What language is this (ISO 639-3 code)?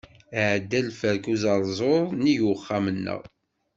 kab